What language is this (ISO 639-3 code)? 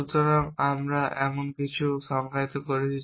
ben